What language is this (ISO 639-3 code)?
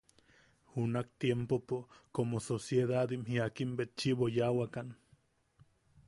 yaq